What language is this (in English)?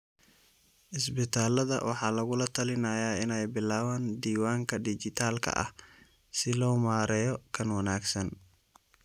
Somali